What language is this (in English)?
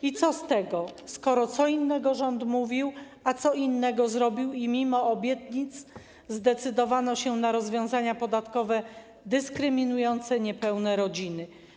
Polish